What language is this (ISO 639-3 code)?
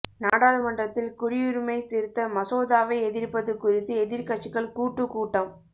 tam